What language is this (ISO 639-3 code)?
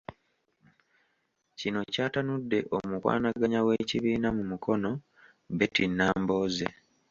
lug